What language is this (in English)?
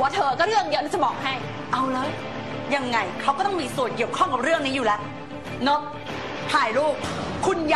Thai